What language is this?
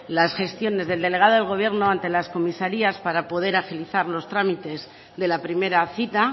Spanish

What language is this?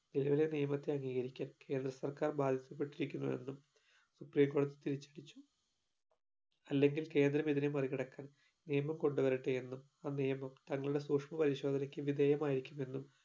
Malayalam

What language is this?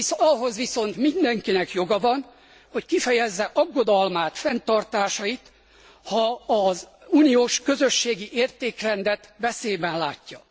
Hungarian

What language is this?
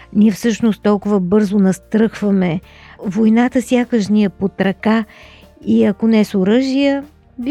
Bulgarian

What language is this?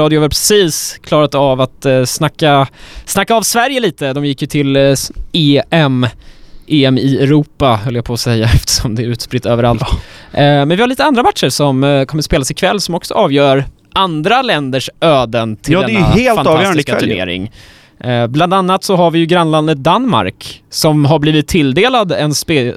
Swedish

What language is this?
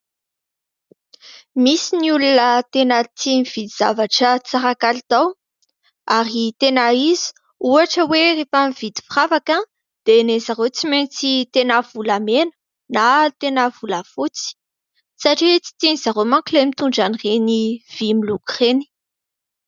Malagasy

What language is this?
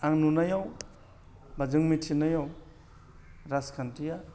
Bodo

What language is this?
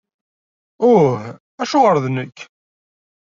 Kabyle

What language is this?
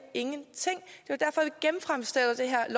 Danish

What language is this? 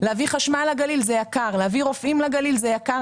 Hebrew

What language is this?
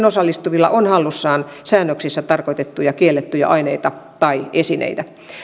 Finnish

